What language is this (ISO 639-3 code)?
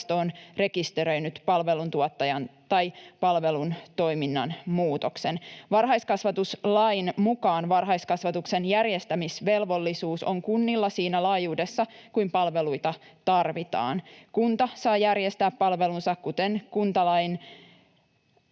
fin